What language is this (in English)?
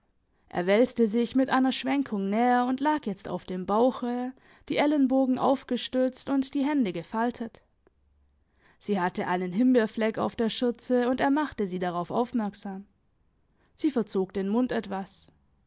German